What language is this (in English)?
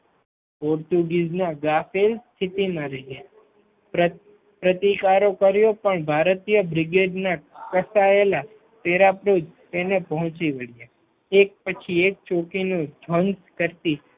Gujarati